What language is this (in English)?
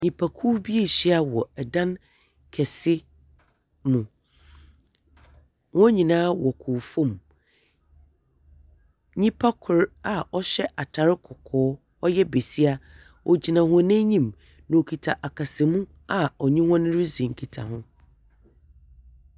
Akan